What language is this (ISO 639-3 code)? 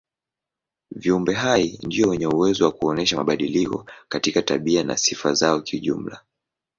swa